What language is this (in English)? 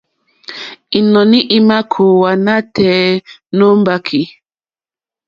Mokpwe